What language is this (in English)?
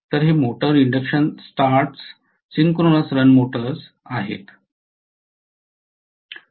Marathi